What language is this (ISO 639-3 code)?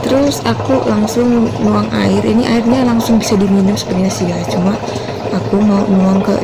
ind